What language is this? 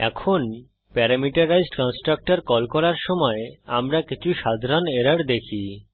Bangla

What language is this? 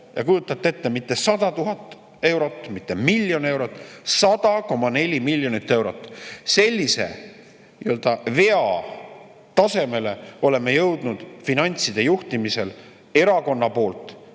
Estonian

